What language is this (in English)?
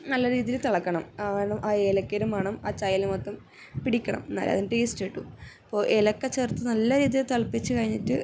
Malayalam